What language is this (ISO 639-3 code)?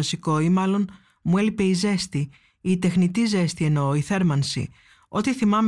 ell